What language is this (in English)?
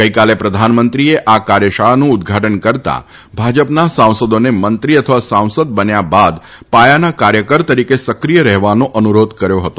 Gujarati